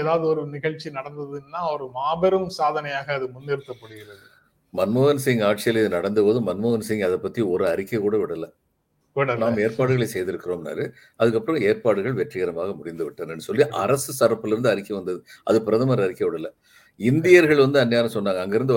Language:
Tamil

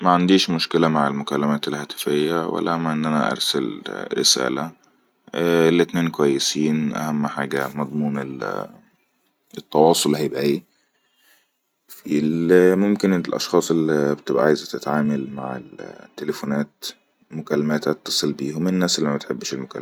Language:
Egyptian Arabic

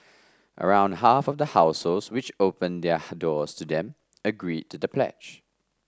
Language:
English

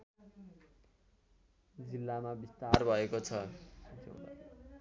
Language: Nepali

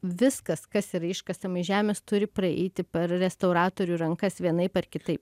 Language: Lithuanian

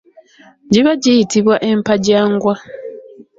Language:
Ganda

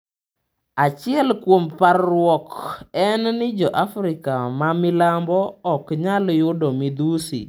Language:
Luo (Kenya and Tanzania)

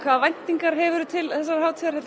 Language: Icelandic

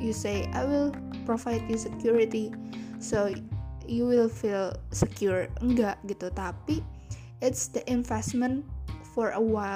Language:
Indonesian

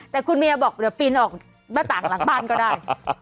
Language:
Thai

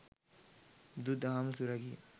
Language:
Sinhala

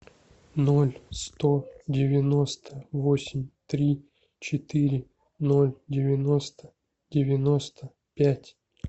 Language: Russian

